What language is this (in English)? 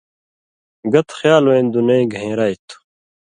Indus Kohistani